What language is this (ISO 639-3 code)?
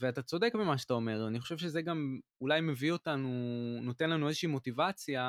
heb